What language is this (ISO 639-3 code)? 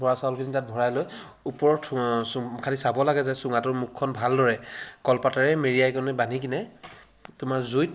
asm